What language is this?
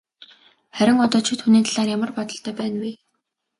Mongolian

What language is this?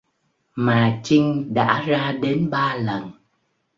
Vietnamese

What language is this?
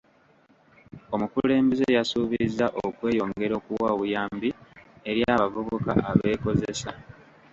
Ganda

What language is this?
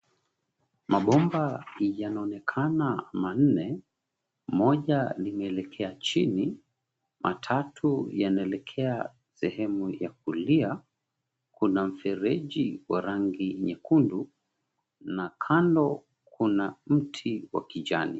Swahili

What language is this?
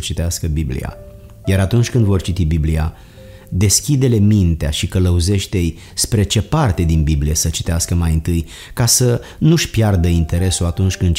Romanian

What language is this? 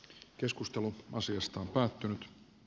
Finnish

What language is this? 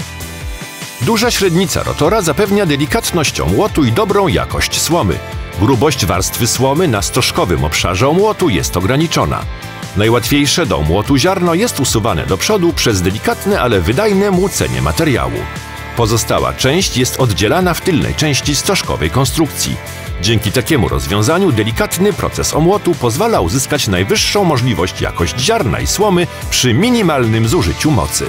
Polish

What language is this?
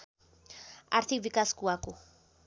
Nepali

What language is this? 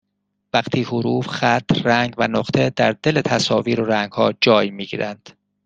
Persian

